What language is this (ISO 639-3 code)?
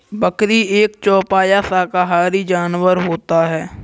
hin